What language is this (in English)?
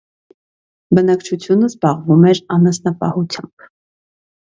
Armenian